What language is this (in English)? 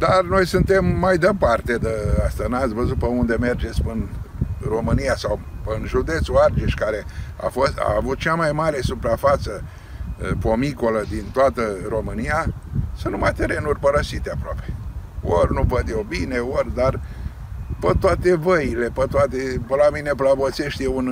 Romanian